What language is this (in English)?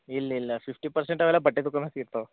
Kannada